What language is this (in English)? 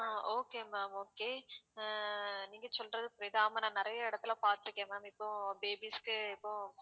Tamil